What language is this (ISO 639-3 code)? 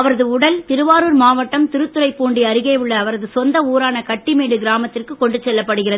tam